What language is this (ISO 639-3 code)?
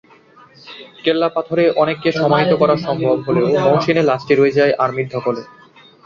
ben